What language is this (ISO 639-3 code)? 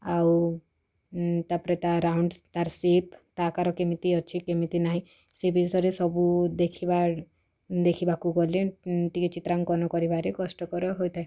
ori